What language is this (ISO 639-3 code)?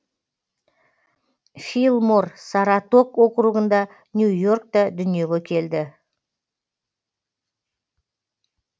kaz